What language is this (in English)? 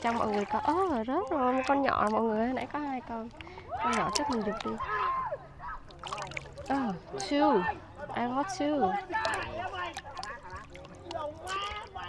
Vietnamese